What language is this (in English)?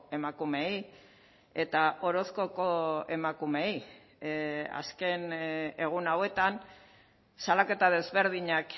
Basque